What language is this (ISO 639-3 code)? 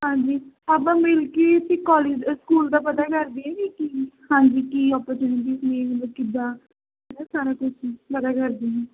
pan